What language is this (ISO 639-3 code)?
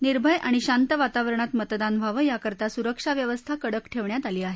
mar